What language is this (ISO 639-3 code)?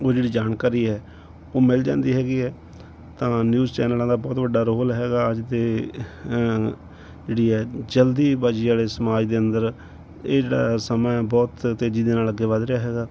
pan